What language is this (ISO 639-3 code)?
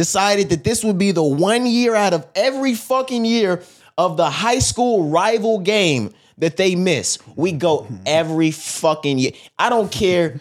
eng